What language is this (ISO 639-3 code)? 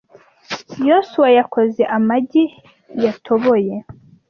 kin